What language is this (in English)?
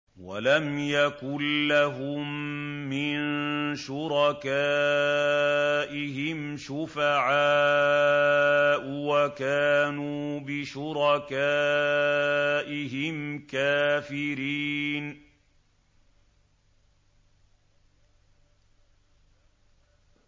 Arabic